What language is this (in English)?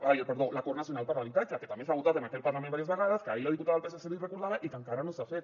Catalan